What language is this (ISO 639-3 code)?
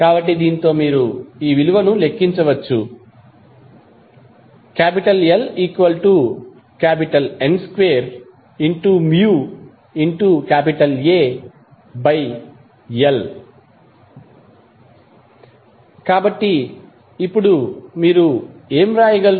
tel